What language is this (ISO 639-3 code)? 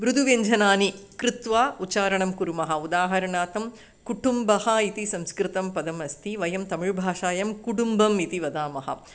san